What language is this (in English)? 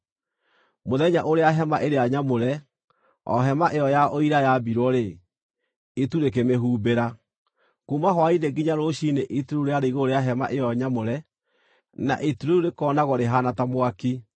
Kikuyu